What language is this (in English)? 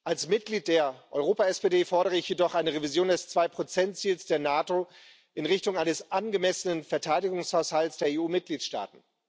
German